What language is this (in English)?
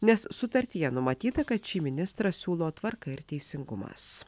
Lithuanian